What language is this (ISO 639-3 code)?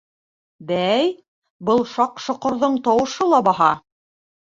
bak